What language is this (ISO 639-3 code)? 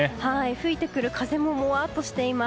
jpn